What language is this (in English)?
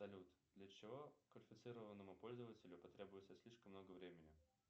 Russian